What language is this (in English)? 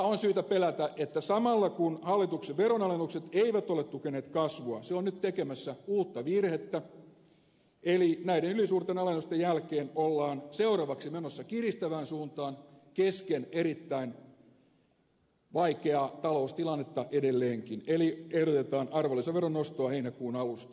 Finnish